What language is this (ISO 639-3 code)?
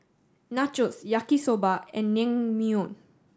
eng